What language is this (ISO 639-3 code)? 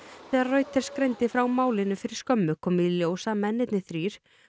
isl